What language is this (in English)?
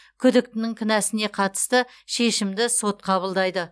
Kazakh